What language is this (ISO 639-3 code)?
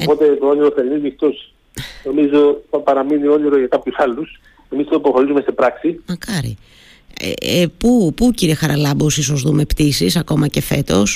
ell